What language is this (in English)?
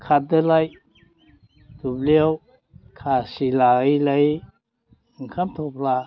Bodo